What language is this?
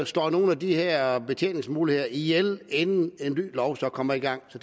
Danish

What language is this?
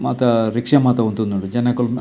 Tulu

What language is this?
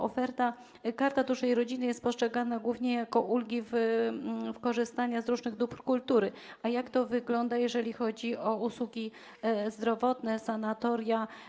Polish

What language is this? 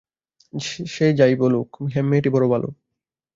Bangla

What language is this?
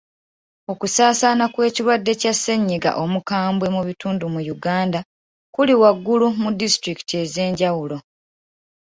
Ganda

